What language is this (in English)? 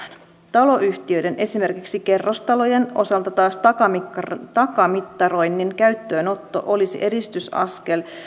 Finnish